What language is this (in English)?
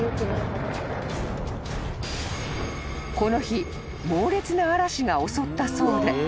Japanese